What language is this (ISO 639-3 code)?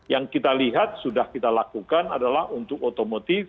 ind